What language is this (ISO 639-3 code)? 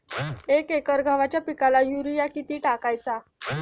mar